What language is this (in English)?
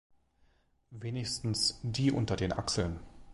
German